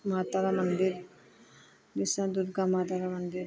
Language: Punjabi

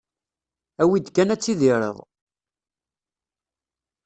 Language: Kabyle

